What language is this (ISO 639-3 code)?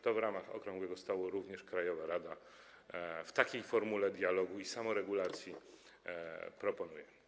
pol